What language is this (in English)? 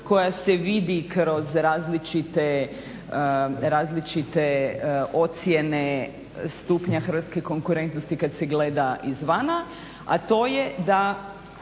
Croatian